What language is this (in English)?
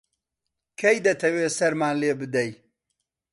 Central Kurdish